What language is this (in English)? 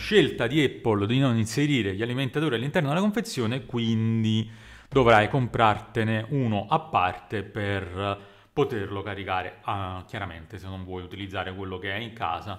Italian